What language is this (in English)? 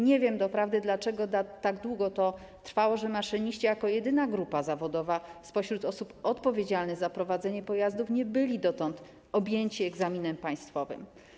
Polish